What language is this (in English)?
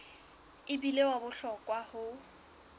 Southern Sotho